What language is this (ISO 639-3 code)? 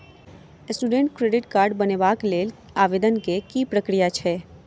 mai